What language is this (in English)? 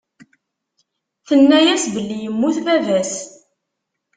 Kabyle